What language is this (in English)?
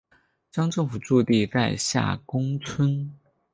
Chinese